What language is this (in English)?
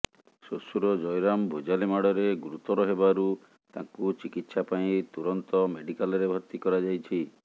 Odia